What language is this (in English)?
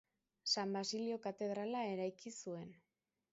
Basque